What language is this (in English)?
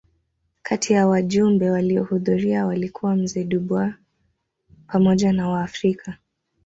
Swahili